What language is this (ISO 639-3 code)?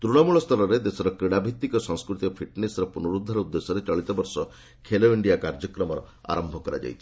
ori